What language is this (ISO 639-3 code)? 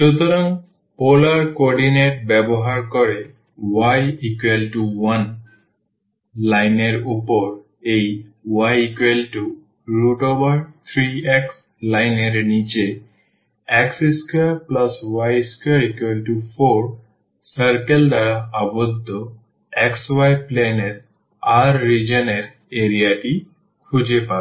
ben